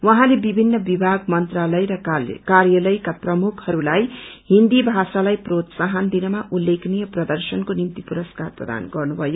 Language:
Nepali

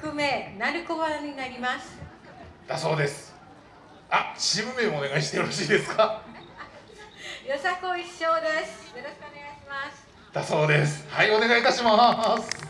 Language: Japanese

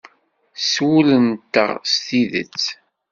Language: Kabyle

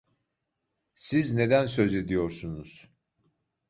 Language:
Turkish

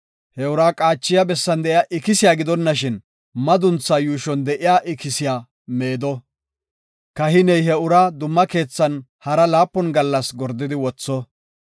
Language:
Gofa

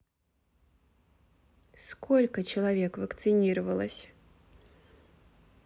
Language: Russian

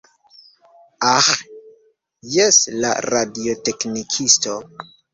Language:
Esperanto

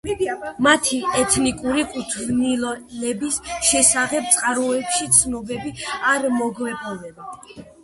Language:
Georgian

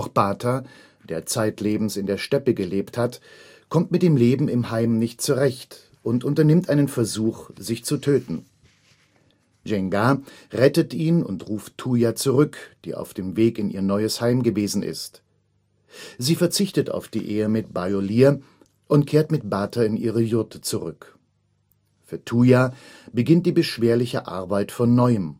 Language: German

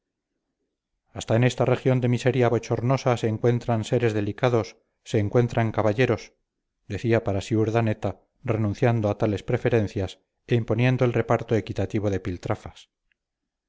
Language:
Spanish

